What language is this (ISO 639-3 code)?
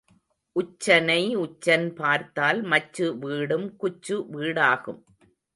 tam